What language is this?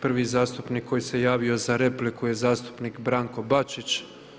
Croatian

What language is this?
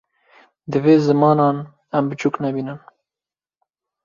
Kurdish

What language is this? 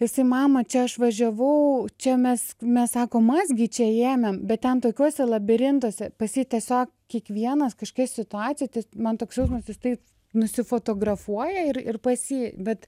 Lithuanian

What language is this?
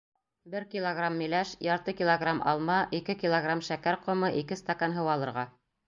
Bashkir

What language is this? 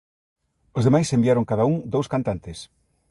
Galician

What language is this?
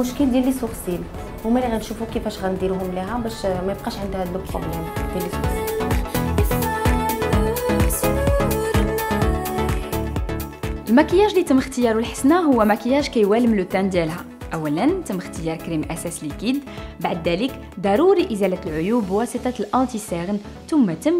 Arabic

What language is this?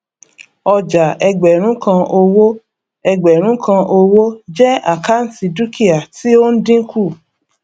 Yoruba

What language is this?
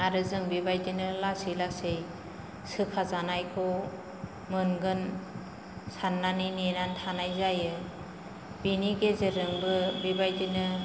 Bodo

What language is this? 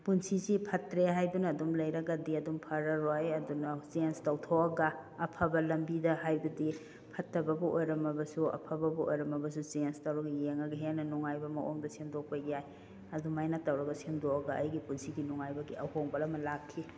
Manipuri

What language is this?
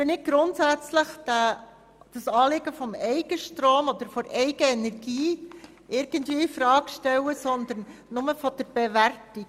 Swiss German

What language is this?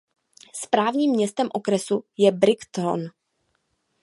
Czech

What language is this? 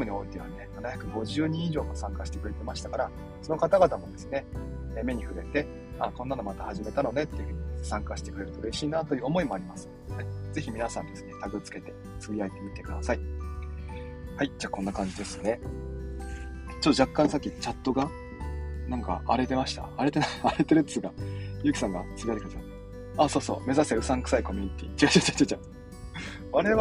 Japanese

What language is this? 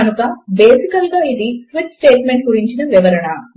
Telugu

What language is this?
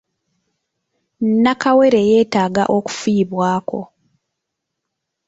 Ganda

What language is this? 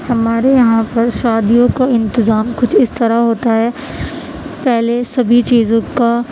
Urdu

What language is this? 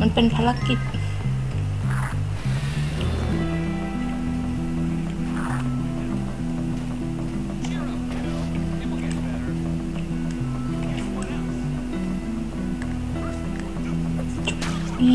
Thai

